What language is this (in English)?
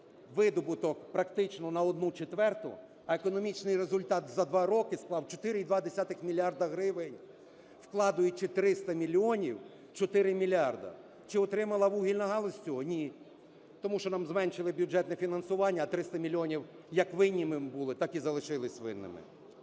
Ukrainian